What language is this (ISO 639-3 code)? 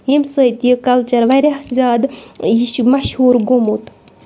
kas